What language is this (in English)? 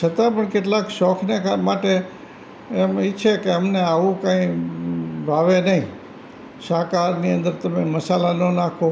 Gujarati